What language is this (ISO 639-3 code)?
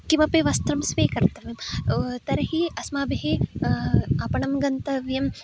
san